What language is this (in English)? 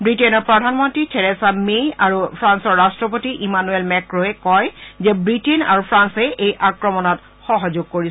Assamese